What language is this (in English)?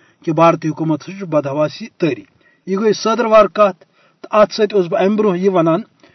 Urdu